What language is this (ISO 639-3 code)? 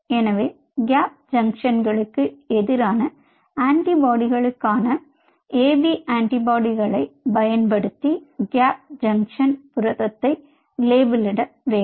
tam